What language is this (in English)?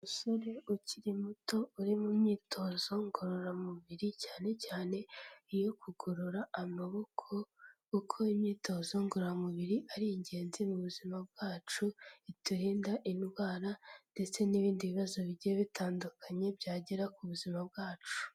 Kinyarwanda